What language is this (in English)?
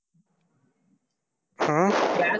Tamil